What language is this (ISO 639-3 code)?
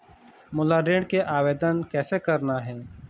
hne